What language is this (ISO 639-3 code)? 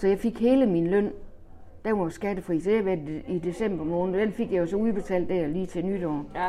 dan